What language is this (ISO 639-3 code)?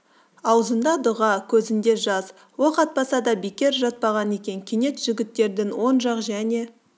kaz